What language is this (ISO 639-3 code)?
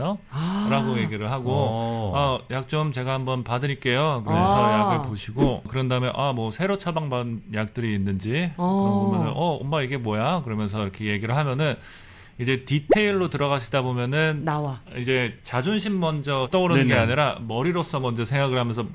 kor